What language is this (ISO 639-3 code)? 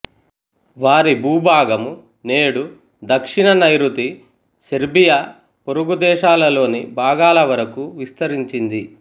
tel